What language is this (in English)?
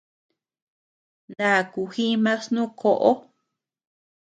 Tepeuxila Cuicatec